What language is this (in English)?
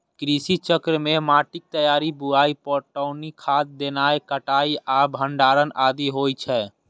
Maithili